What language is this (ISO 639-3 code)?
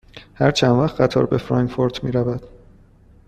fas